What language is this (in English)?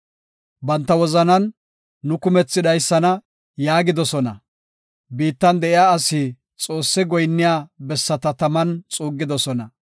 Gofa